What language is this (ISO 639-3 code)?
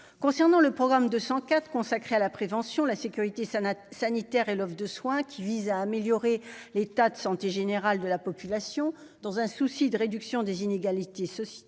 fra